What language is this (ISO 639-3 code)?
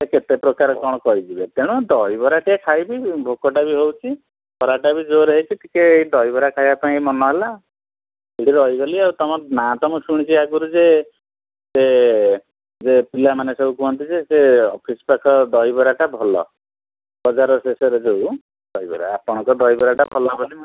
ori